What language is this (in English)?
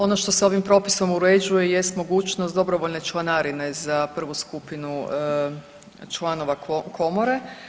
Croatian